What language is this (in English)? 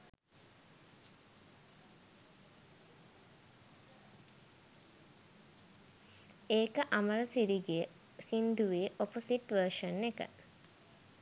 Sinhala